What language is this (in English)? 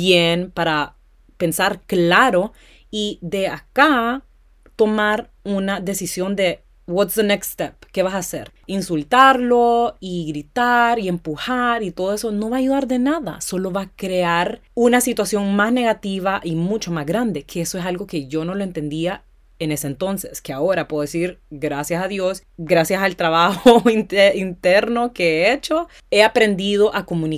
Spanish